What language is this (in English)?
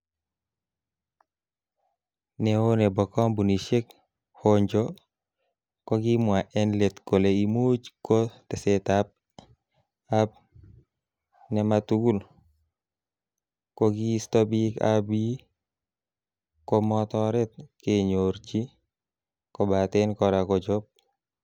Kalenjin